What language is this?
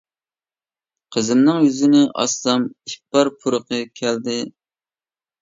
Uyghur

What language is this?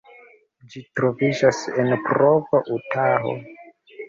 Esperanto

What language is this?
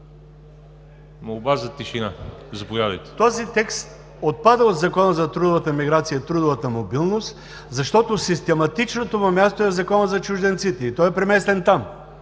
Bulgarian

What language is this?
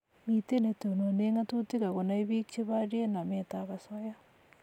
Kalenjin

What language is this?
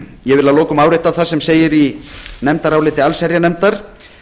Icelandic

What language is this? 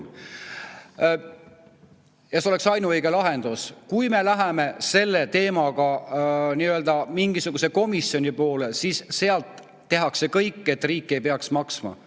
Estonian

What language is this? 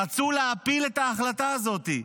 Hebrew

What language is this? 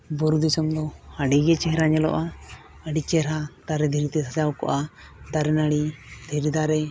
Santali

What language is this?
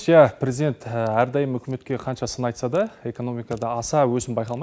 Kazakh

